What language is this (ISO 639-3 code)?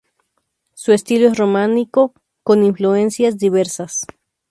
spa